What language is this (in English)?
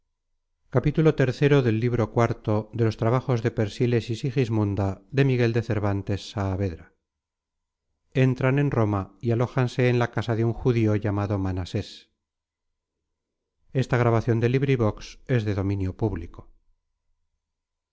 Spanish